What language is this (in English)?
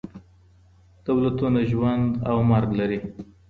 Pashto